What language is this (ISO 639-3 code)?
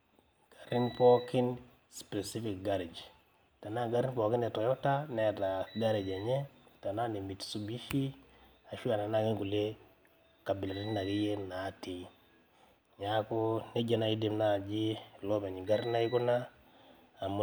mas